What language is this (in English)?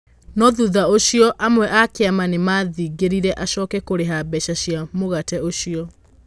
Kikuyu